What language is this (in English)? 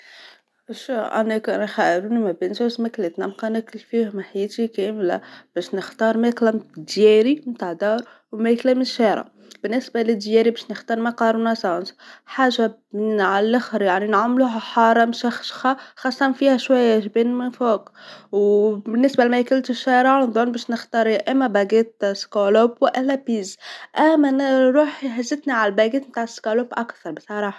Tunisian Arabic